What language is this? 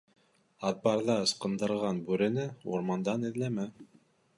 Bashkir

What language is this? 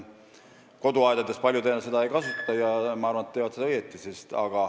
Estonian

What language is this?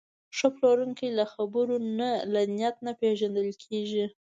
Pashto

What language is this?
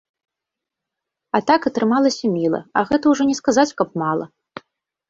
Belarusian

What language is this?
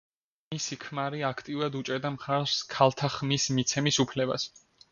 Georgian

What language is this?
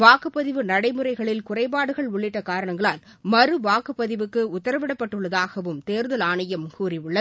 Tamil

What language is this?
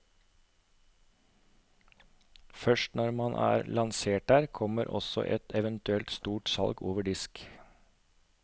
Norwegian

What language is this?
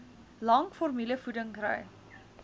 Afrikaans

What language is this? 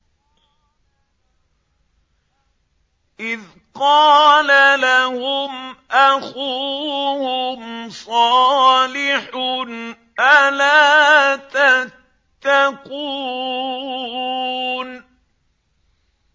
Arabic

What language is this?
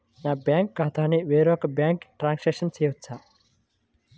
Telugu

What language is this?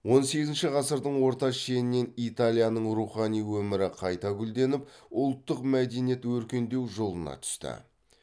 Kazakh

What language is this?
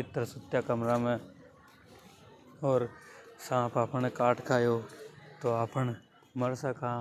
Hadothi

